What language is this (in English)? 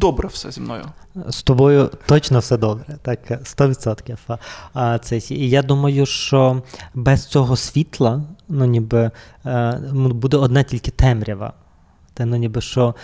Ukrainian